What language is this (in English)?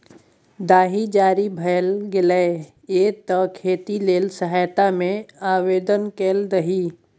Maithili